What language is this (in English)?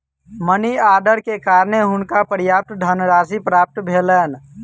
Maithili